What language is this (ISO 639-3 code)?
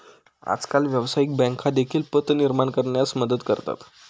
mar